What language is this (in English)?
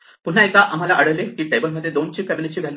Marathi